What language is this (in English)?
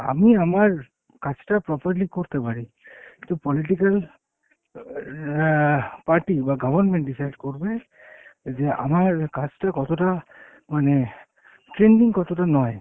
Bangla